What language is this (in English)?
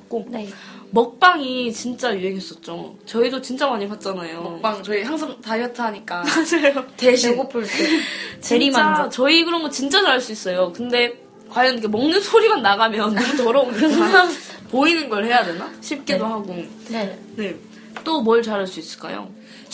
Korean